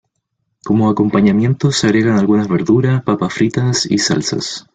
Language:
Spanish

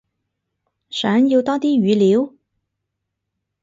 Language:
Cantonese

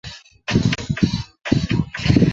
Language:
Chinese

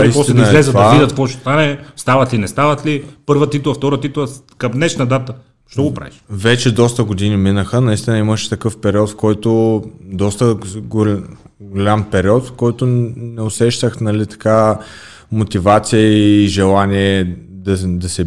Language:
Bulgarian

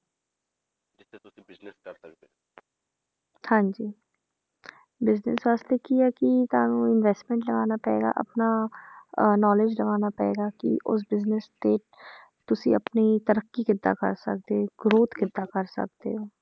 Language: Punjabi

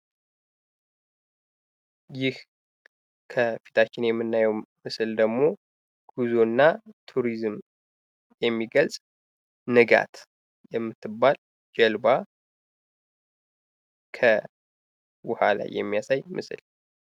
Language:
Amharic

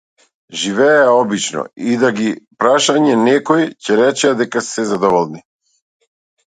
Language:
Macedonian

